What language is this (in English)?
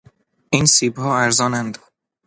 Persian